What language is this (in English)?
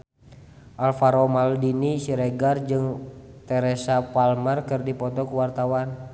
Sundanese